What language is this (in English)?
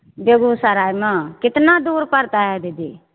Maithili